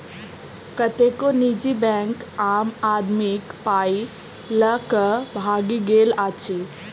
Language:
Maithili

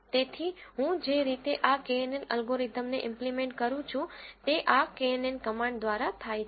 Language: Gujarati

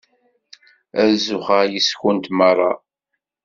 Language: Kabyle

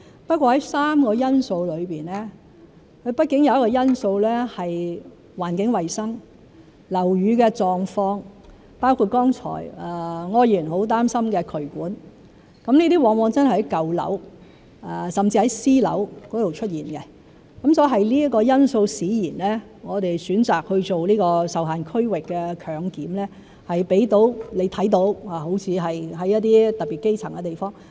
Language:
Cantonese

